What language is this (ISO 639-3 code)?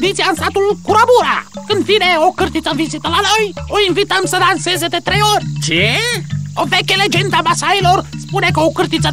ron